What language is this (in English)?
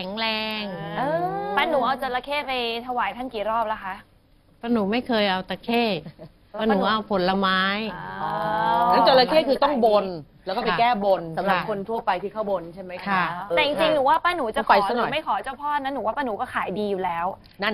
Thai